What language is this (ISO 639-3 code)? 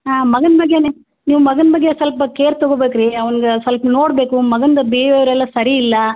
kan